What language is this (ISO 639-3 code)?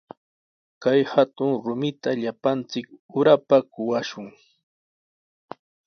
qws